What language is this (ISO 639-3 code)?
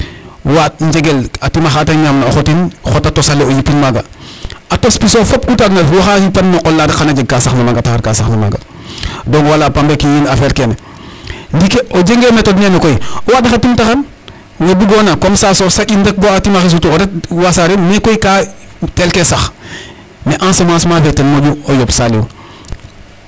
srr